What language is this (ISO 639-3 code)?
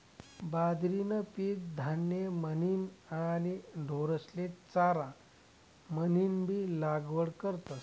mar